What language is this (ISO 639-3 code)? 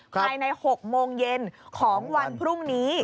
tha